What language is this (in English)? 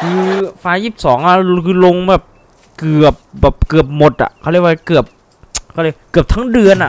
Thai